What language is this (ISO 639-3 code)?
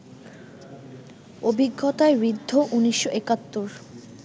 ben